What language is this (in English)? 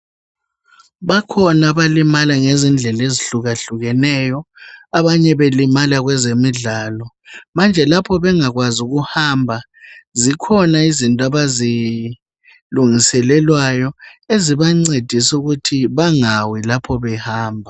North Ndebele